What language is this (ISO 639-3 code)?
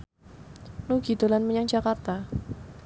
jav